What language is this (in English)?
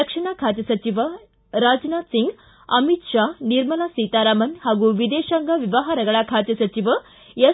Kannada